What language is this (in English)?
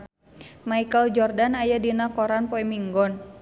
Sundanese